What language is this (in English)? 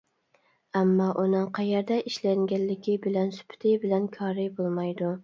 Uyghur